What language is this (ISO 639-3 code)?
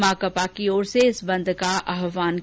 hin